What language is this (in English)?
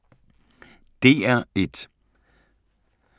Danish